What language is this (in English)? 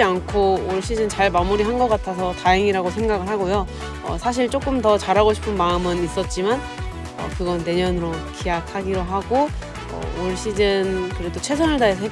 Korean